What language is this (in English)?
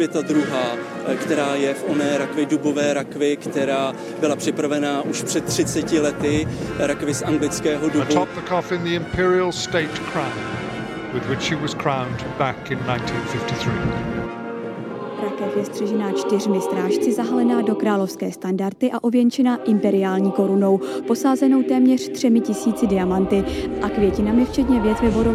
Czech